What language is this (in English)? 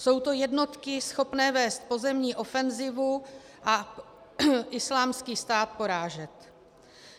Czech